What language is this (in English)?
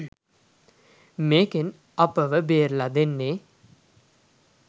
Sinhala